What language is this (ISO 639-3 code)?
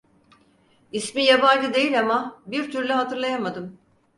tur